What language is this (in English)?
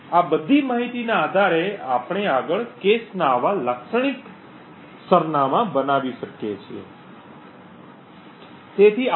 Gujarati